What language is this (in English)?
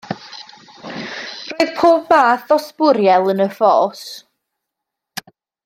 Welsh